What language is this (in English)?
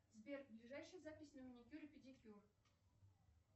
Russian